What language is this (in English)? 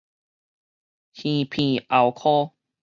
Min Nan Chinese